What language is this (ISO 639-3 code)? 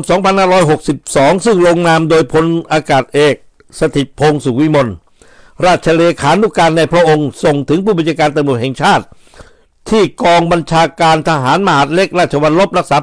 tha